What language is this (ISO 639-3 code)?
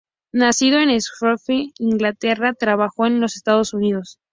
spa